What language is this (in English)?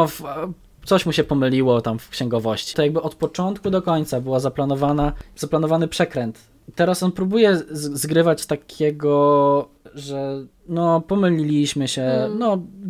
Polish